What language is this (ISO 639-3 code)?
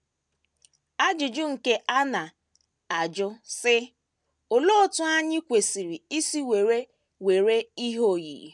ibo